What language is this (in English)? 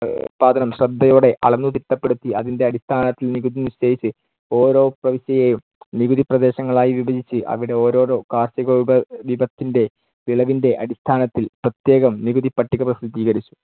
Malayalam